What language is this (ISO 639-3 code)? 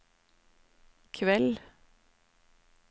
nor